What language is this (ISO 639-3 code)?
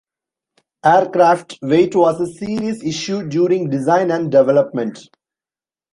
eng